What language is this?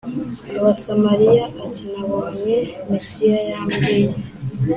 Kinyarwanda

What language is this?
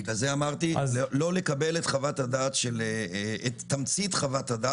Hebrew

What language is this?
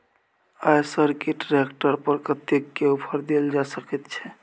Maithili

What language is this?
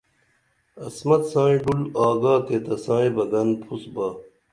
Dameli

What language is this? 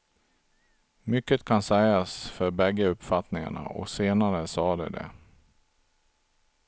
Swedish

